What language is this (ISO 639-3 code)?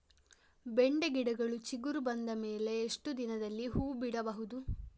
kan